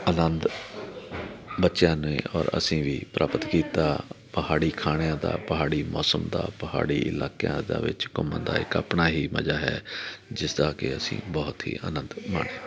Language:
Punjabi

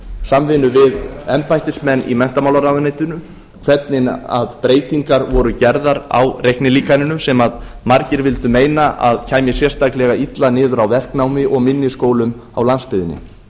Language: Icelandic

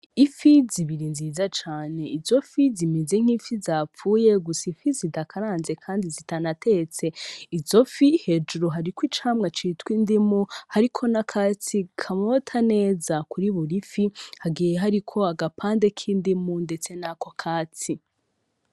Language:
Rundi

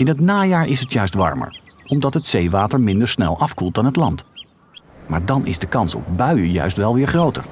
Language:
Dutch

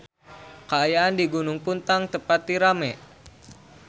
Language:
Sundanese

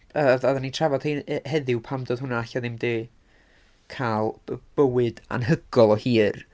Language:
Welsh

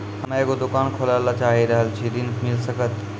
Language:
Maithili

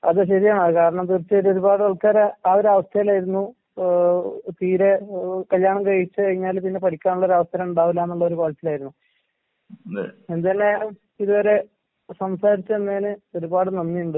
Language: Malayalam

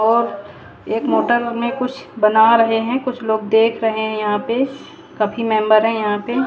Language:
Hindi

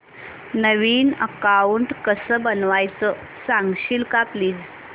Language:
Marathi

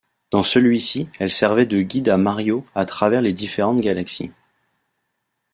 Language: French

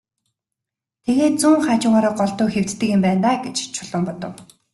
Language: Mongolian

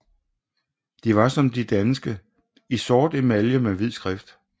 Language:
Danish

